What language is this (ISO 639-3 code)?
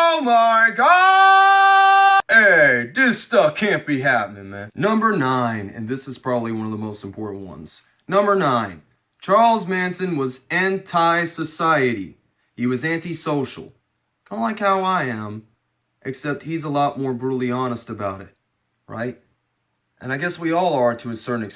eng